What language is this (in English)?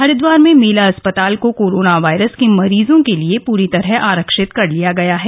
Hindi